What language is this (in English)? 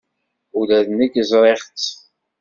Kabyle